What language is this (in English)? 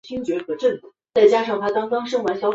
Chinese